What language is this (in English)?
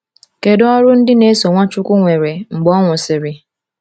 Igbo